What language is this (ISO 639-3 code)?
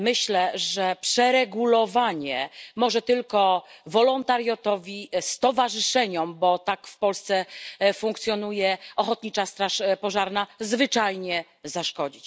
pol